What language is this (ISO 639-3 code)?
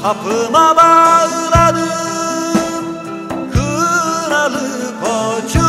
tur